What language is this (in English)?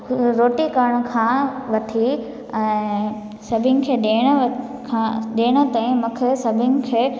Sindhi